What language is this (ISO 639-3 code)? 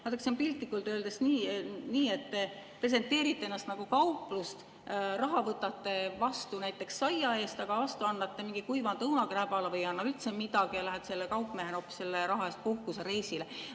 est